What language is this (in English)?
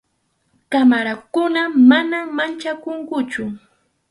Arequipa-La Unión Quechua